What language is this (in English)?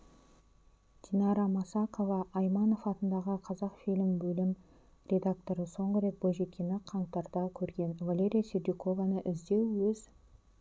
Kazakh